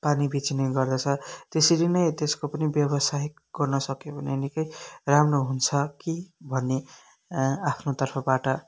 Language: Nepali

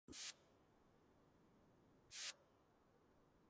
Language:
Georgian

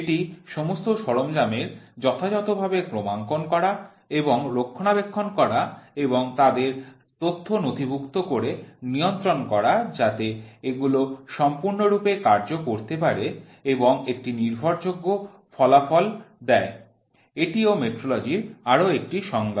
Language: Bangla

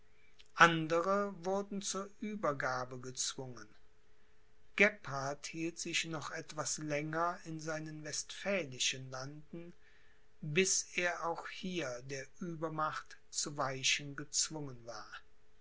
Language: German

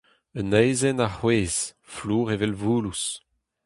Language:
Breton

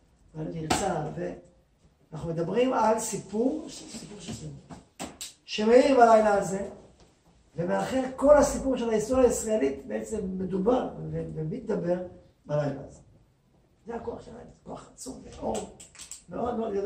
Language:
Hebrew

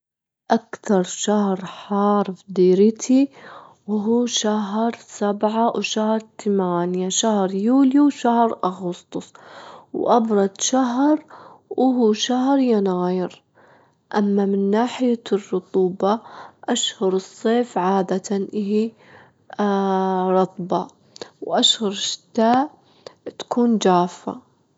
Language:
Gulf Arabic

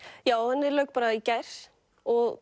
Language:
Icelandic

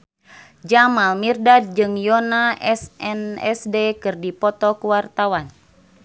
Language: Sundanese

